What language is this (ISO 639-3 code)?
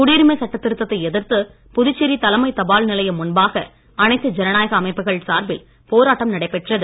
tam